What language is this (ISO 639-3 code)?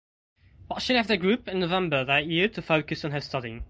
eng